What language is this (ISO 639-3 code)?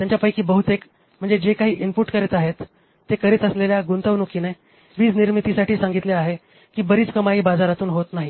mar